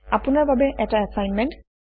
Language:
Assamese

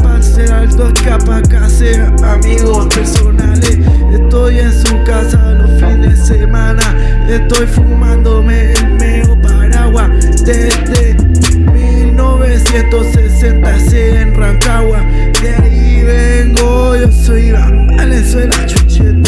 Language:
Spanish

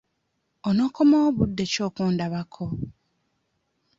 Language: Ganda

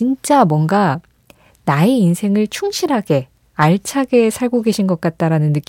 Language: Korean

